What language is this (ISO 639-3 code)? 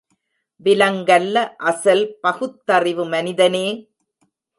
tam